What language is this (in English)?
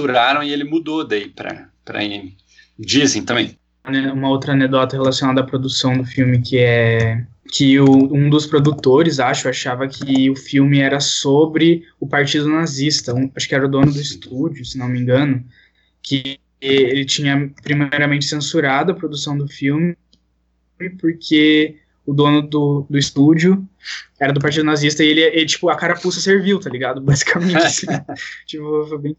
Portuguese